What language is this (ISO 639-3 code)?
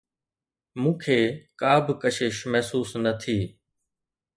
snd